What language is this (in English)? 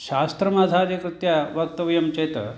Sanskrit